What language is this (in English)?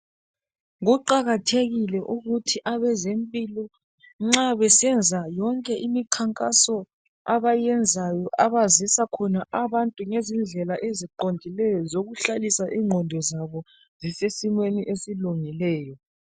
North Ndebele